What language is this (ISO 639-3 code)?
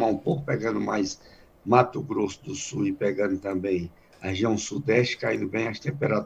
por